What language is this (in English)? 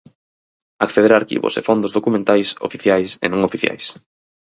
Galician